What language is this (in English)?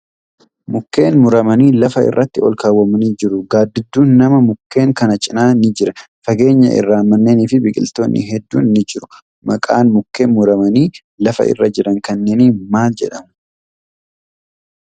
Oromo